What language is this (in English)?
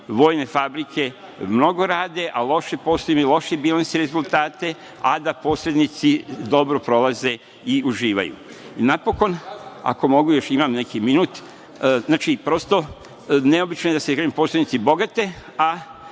Serbian